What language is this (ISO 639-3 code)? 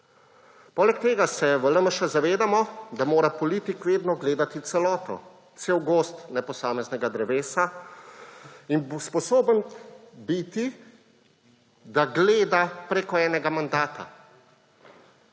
slv